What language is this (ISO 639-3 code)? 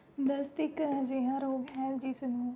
pan